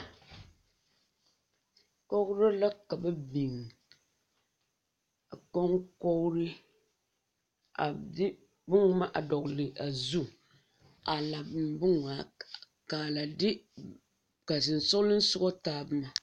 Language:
Southern Dagaare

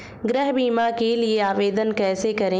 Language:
Hindi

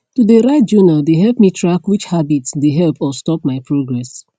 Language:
Nigerian Pidgin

